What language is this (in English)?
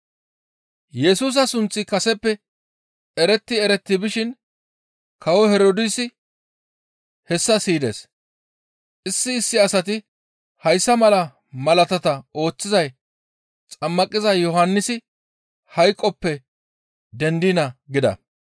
Gamo